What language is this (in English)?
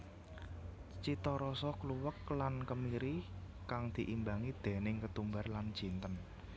Javanese